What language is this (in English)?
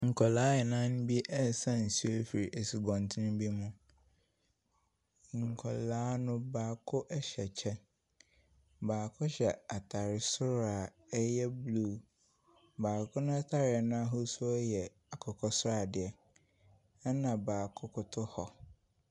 Akan